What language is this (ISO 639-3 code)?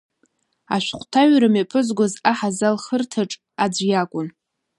abk